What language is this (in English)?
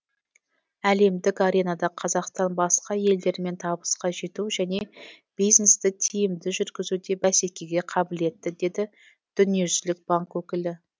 Kazakh